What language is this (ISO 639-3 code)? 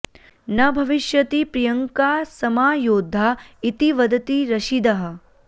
san